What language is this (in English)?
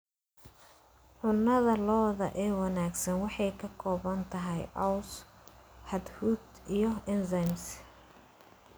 Somali